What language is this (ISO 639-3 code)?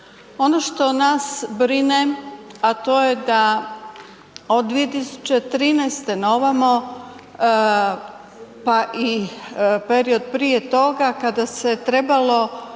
hrv